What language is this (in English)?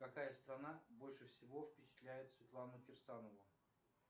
Russian